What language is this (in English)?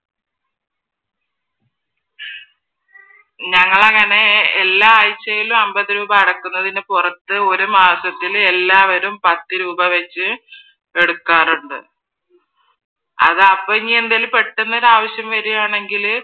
Malayalam